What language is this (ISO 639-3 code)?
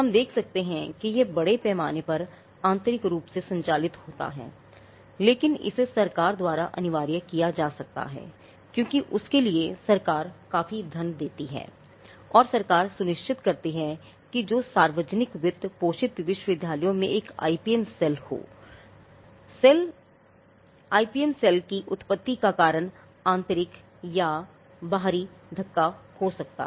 hin